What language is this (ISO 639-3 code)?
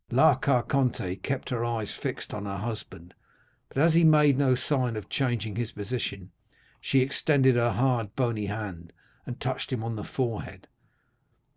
eng